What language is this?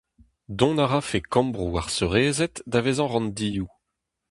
Breton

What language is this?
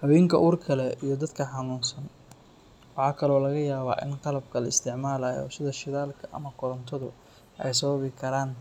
Somali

